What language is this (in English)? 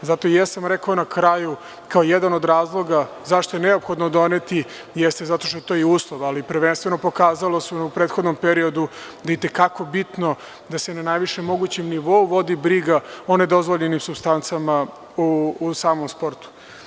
Serbian